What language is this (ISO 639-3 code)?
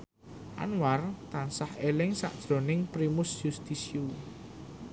jav